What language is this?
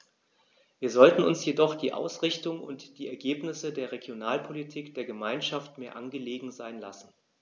German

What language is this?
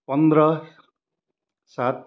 Nepali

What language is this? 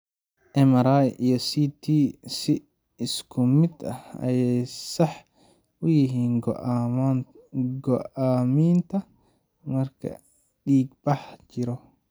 Somali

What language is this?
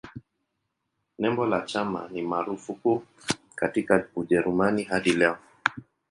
Swahili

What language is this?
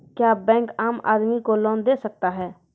Maithili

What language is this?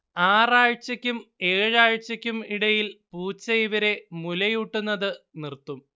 Malayalam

